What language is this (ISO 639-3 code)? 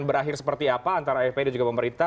ind